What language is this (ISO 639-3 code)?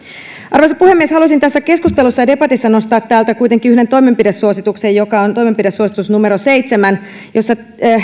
fin